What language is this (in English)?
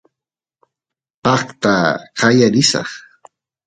Santiago del Estero Quichua